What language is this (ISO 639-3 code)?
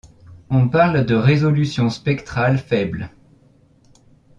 fra